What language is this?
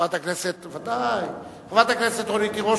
Hebrew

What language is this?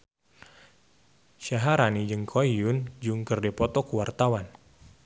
Sundanese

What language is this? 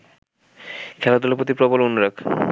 Bangla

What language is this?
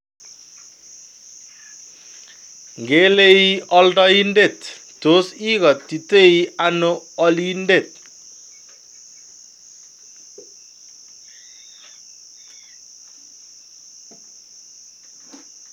Kalenjin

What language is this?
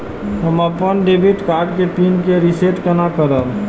Maithili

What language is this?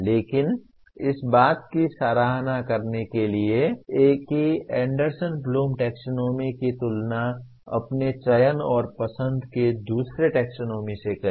Hindi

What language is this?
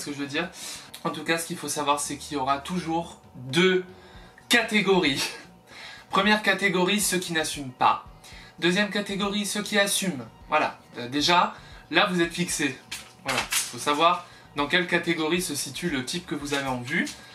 French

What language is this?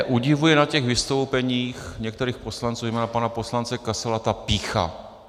Czech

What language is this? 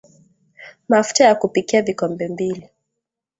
Swahili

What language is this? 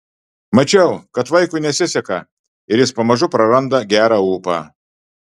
Lithuanian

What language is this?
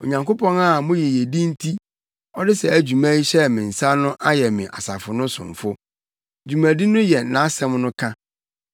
Akan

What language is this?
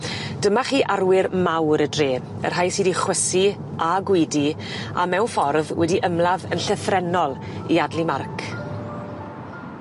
Welsh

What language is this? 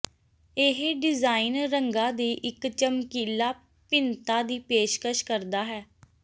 Punjabi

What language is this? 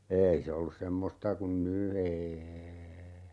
Finnish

